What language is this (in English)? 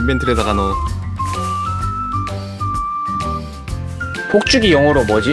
Korean